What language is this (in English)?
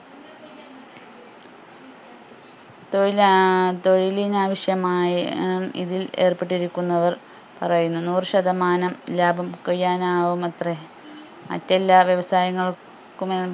Malayalam